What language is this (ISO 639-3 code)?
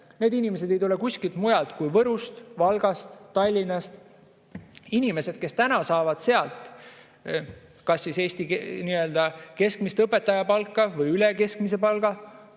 est